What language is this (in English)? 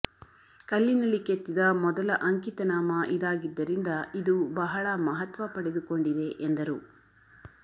Kannada